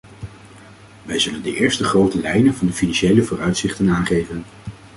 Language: Dutch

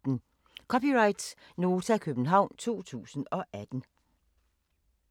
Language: Danish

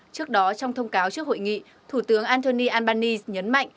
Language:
Vietnamese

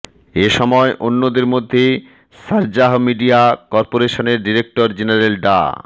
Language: Bangla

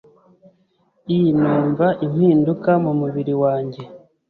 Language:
Kinyarwanda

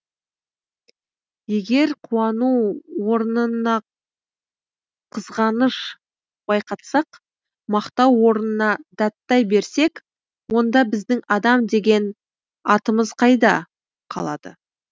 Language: Kazakh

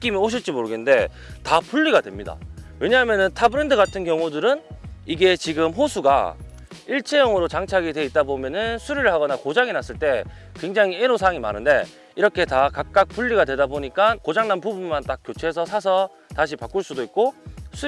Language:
Korean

